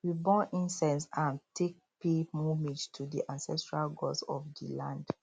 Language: Nigerian Pidgin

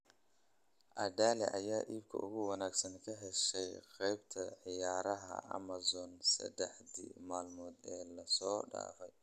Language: Somali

